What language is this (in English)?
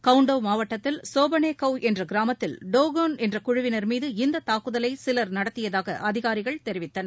Tamil